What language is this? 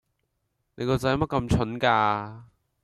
Cantonese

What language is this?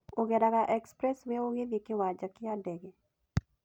Kikuyu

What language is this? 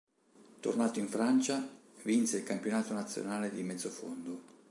Italian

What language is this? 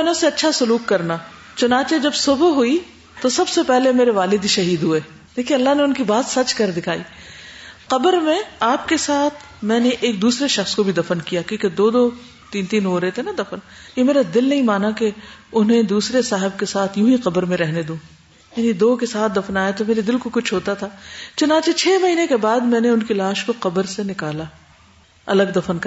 Urdu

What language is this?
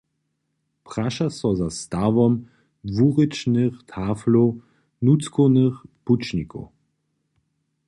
Upper Sorbian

